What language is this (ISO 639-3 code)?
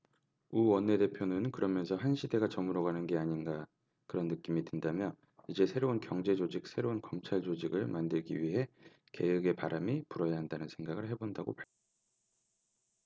kor